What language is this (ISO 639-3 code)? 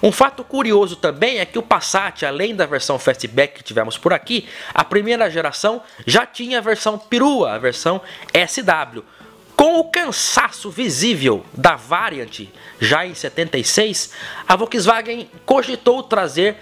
por